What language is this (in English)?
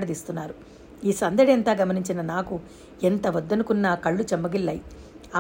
Telugu